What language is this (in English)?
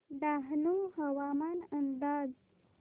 Marathi